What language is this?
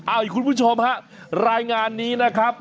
Thai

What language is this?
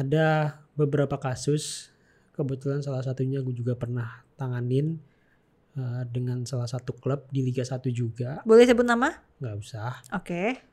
Indonesian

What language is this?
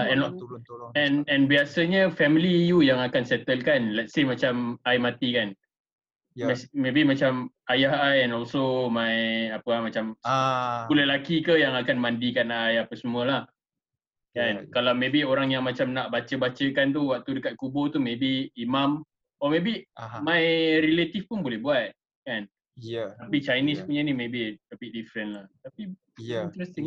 Malay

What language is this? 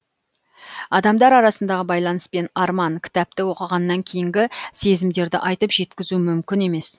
Kazakh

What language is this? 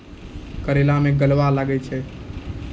Maithili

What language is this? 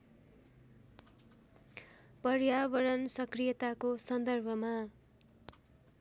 Nepali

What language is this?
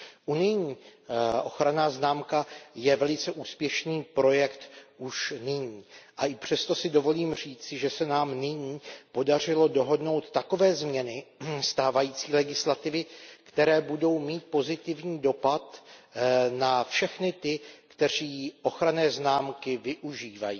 Czech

